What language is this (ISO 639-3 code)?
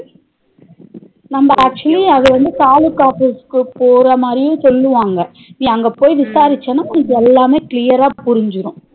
tam